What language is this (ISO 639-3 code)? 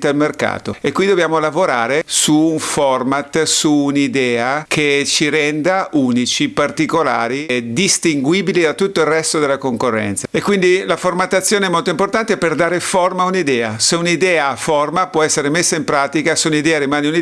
ita